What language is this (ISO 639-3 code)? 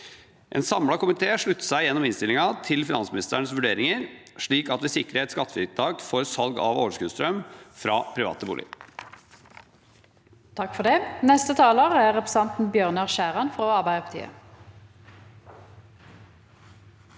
nor